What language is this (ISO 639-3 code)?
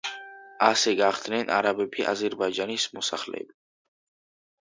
kat